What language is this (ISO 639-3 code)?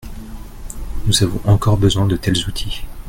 fra